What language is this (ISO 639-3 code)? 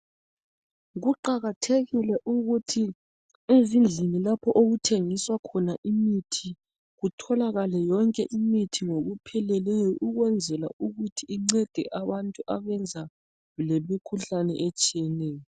nde